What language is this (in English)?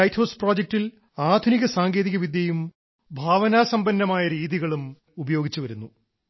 Malayalam